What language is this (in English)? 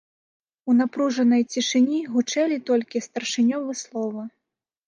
Belarusian